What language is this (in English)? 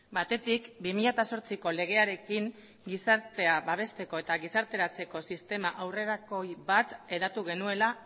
Basque